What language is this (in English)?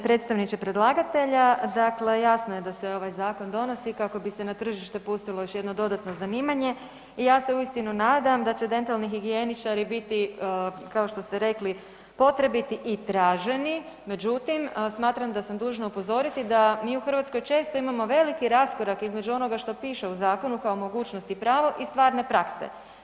Croatian